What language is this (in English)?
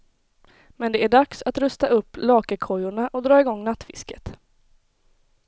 Swedish